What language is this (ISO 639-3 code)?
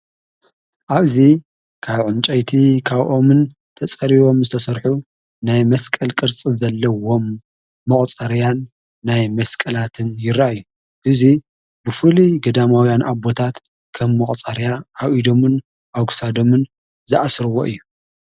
tir